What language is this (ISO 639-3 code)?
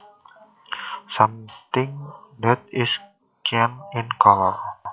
jav